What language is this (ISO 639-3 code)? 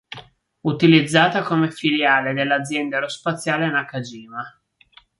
ita